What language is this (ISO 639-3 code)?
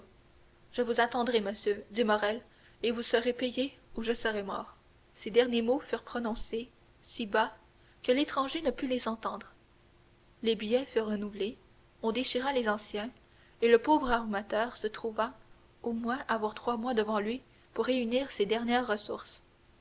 fra